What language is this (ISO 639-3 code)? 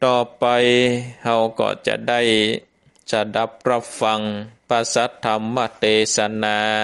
tha